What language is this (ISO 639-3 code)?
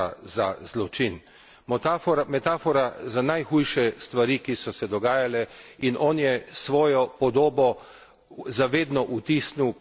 slv